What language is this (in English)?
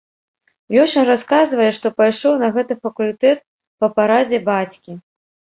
Belarusian